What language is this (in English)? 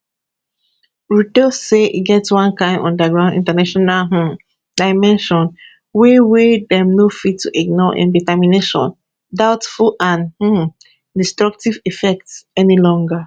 Nigerian Pidgin